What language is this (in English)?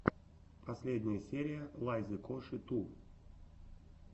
Russian